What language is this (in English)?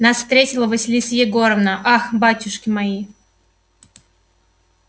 Russian